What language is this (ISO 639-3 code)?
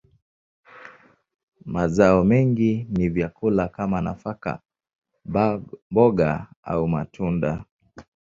swa